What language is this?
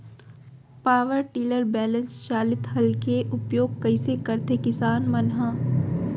Chhattisgarhi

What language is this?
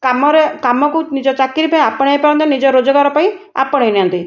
Odia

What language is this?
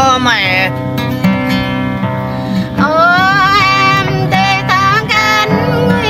Thai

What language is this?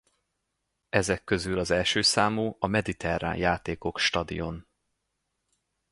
Hungarian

